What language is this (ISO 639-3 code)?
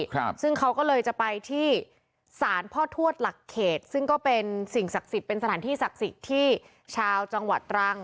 tha